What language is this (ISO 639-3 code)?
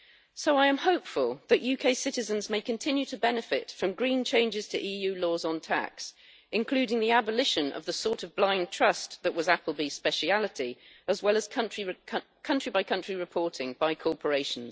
eng